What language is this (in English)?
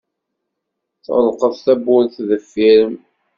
Kabyle